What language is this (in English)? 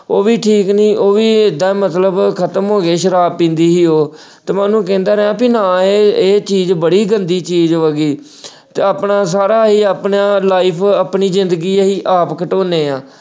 Punjabi